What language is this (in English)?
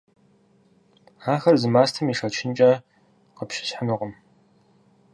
Kabardian